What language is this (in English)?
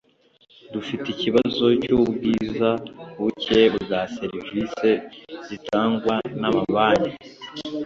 Kinyarwanda